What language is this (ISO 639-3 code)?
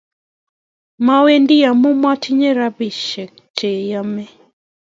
kln